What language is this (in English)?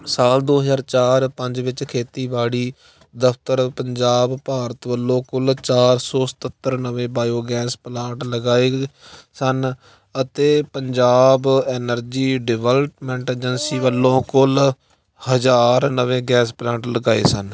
Punjabi